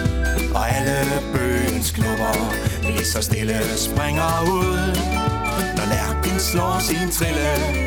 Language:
Danish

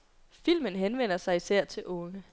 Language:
Danish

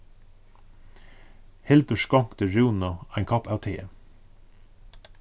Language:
Faroese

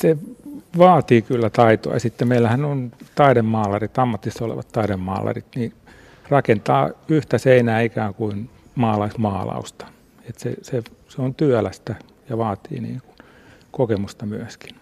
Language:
Finnish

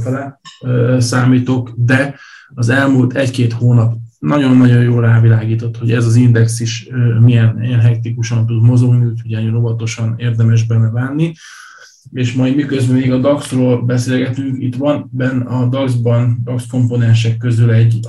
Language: Hungarian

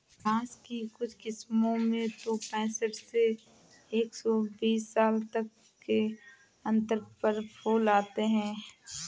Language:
Hindi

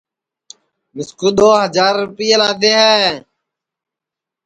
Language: Sansi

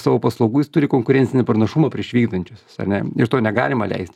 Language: Lithuanian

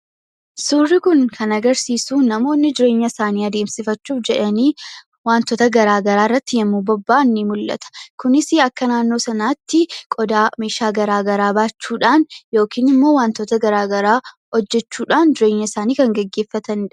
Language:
Oromo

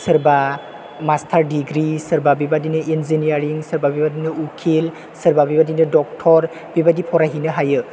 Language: Bodo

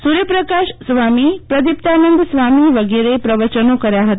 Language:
Gujarati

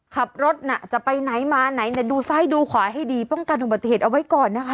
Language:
Thai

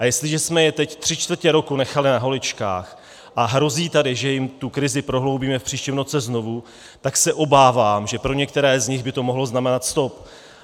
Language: Czech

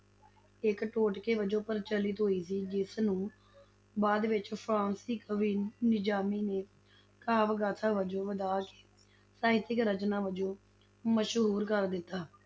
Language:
Punjabi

